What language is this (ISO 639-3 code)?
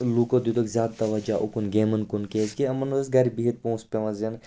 kas